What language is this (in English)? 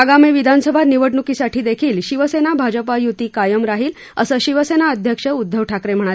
Marathi